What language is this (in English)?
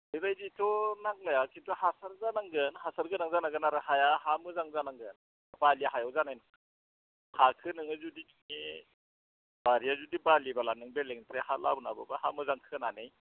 Bodo